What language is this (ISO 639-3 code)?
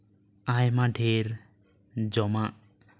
sat